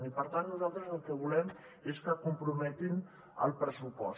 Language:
Catalan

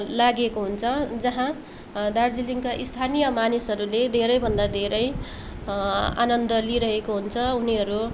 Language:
Nepali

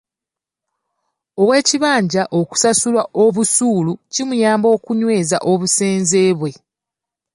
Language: Ganda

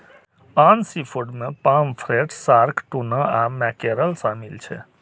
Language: Maithili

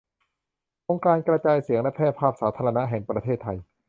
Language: Thai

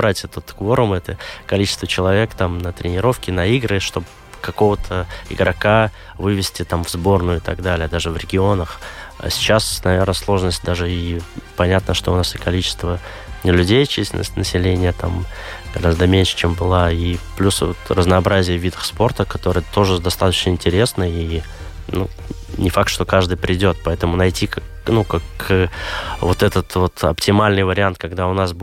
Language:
Russian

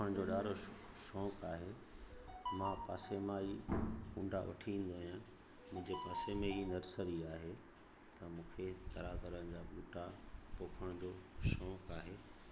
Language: Sindhi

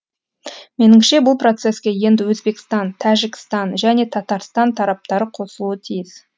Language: Kazakh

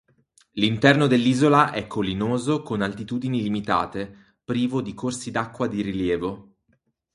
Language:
Italian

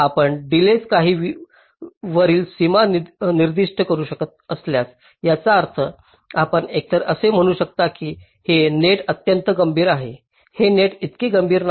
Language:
Marathi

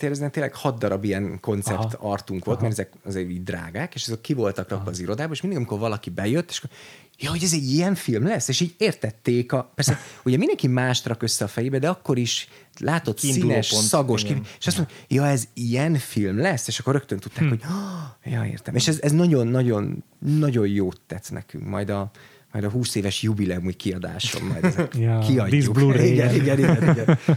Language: Hungarian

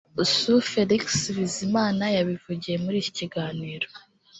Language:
Kinyarwanda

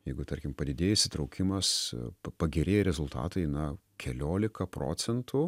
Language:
Lithuanian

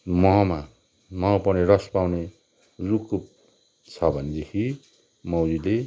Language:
Nepali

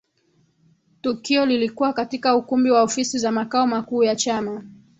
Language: Swahili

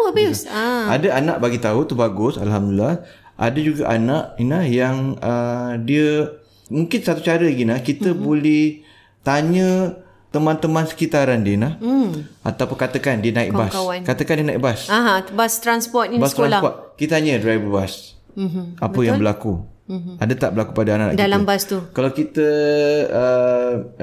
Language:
Malay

